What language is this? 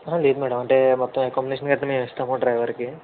Telugu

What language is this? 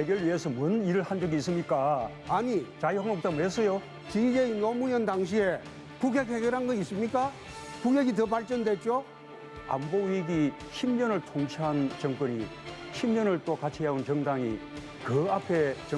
Korean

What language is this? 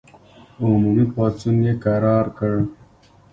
Pashto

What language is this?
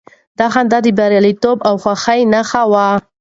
Pashto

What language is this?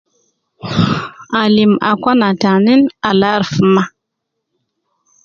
Nubi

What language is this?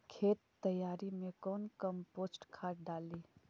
Magahi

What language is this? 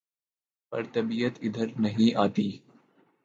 Urdu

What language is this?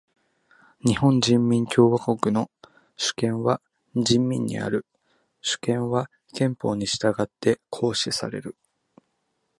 Japanese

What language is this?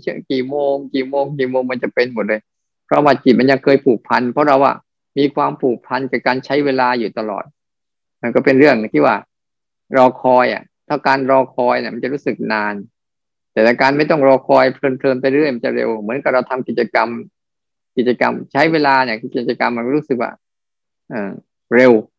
Thai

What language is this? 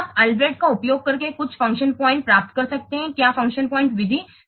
Hindi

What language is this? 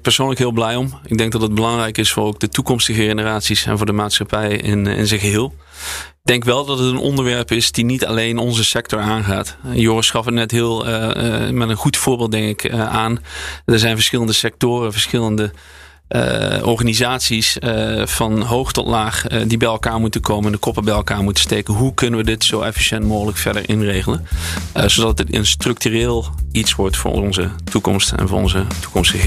Dutch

